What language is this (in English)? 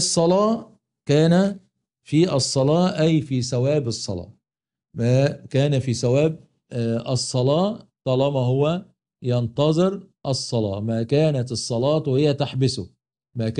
Arabic